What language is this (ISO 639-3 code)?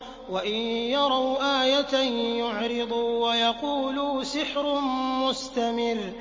ara